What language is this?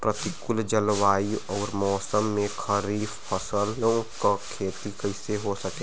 Bhojpuri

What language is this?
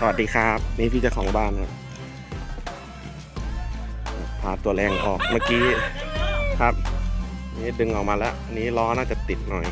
Thai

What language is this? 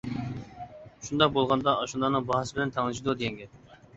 Uyghur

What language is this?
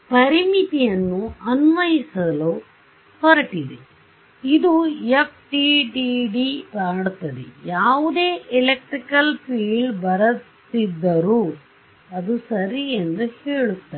Kannada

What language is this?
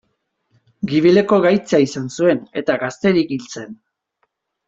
Basque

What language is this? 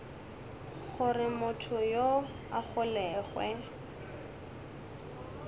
Northern Sotho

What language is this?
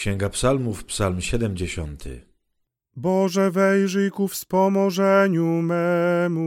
Polish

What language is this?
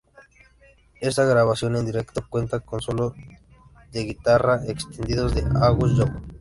Spanish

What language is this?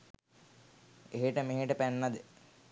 Sinhala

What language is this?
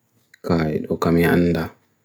Bagirmi Fulfulde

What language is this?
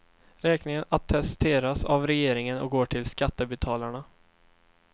Swedish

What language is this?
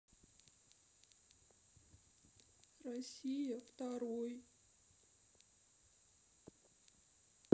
Russian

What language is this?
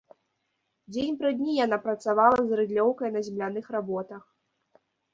Belarusian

